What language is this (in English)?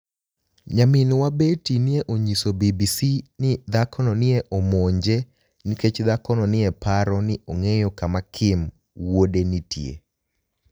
Luo (Kenya and Tanzania)